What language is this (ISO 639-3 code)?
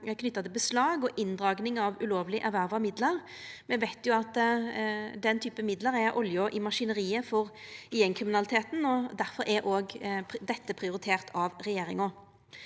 nor